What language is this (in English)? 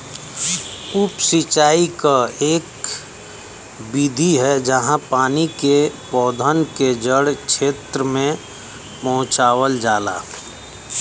Bhojpuri